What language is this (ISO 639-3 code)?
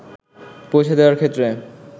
ben